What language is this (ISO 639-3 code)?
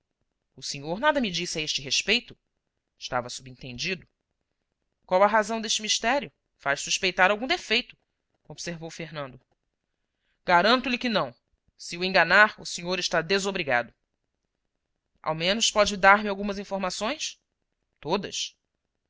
por